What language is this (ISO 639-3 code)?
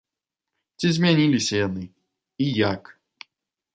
bel